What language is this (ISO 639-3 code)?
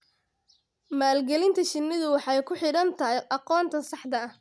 som